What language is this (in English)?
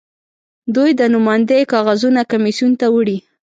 Pashto